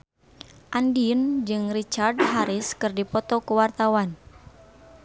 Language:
Sundanese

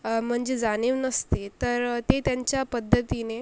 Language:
Marathi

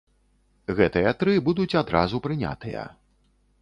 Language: Belarusian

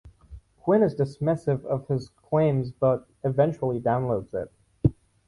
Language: English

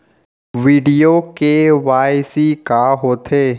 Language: Chhattisgarhi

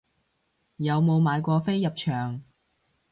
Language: Cantonese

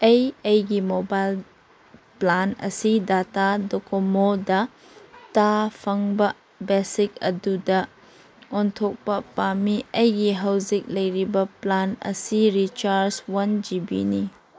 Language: Manipuri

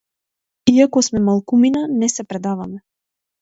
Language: Macedonian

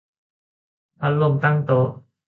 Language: Thai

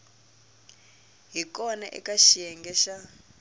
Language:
Tsonga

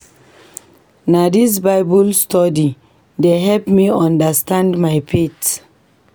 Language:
Nigerian Pidgin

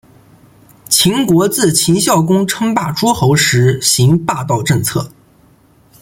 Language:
Chinese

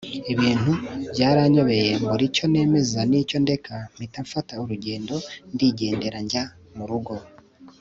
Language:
Kinyarwanda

